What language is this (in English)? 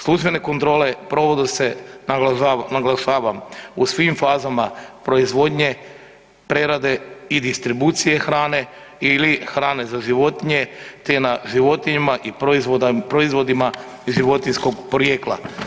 Croatian